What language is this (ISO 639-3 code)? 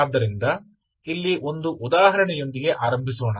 kan